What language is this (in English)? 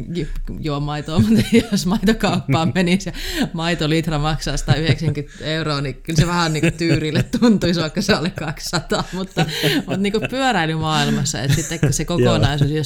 Finnish